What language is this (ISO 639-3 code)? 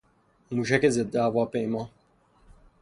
fas